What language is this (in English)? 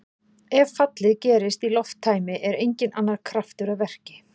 Icelandic